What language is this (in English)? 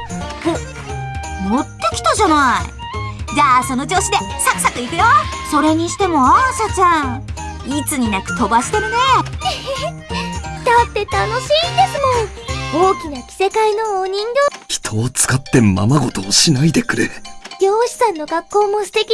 Japanese